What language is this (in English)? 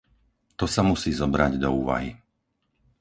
Slovak